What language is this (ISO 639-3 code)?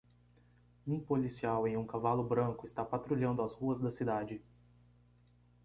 por